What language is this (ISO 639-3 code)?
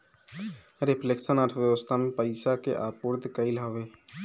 bho